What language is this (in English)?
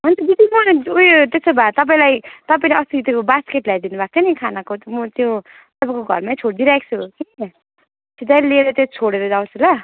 Nepali